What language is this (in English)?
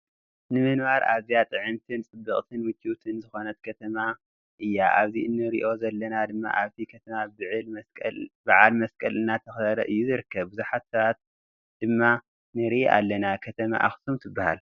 Tigrinya